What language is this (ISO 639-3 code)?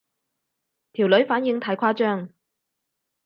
yue